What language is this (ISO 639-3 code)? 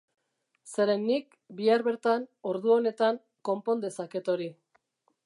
eus